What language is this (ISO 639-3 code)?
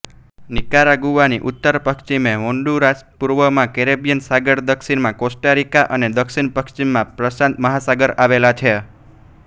guj